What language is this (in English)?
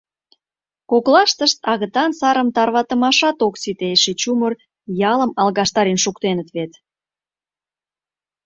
Mari